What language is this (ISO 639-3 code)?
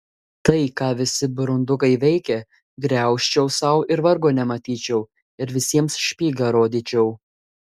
lit